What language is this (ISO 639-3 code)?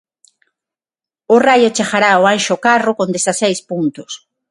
glg